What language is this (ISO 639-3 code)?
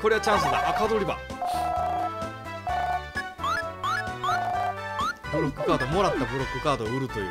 jpn